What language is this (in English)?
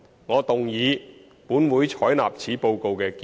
Cantonese